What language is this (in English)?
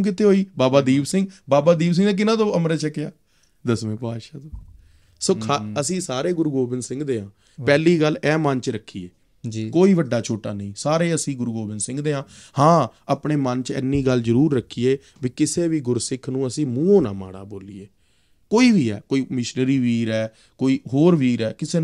Punjabi